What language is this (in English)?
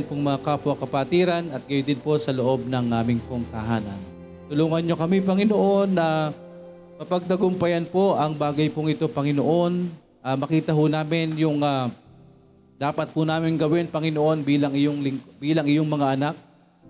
Filipino